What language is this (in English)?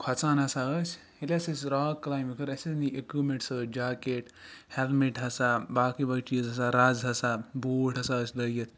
Kashmiri